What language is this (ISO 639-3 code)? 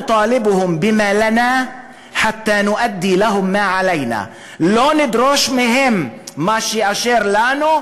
heb